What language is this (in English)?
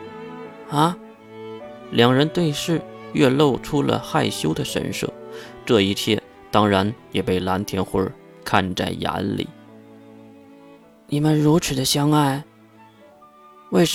Chinese